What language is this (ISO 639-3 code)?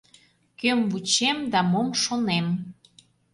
chm